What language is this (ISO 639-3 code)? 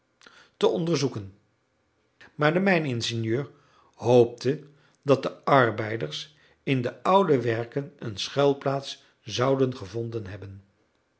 nld